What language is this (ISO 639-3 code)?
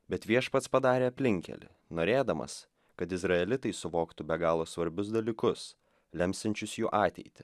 lit